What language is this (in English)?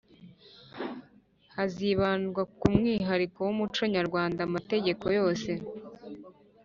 Kinyarwanda